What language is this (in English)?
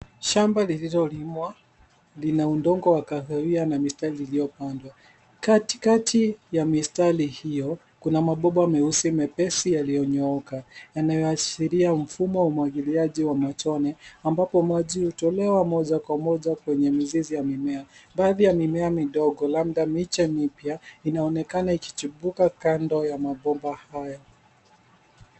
Swahili